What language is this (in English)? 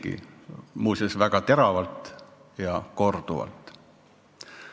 Estonian